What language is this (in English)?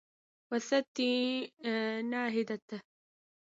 Arabic